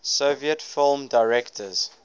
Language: English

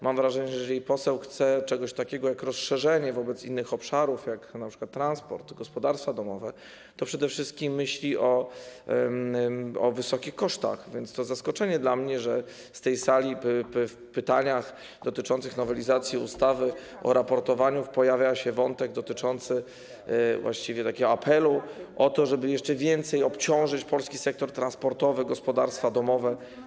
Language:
Polish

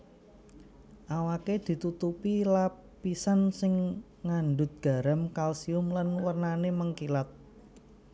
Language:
Javanese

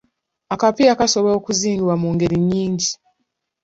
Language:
Ganda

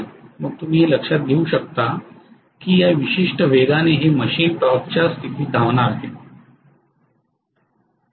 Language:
Marathi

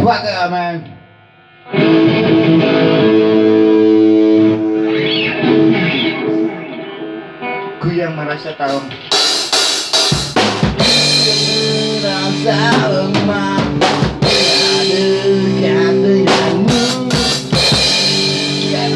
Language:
Indonesian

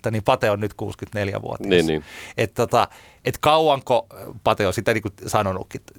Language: Finnish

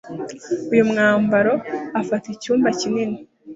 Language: Kinyarwanda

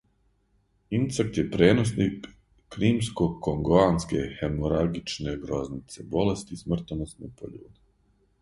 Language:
Serbian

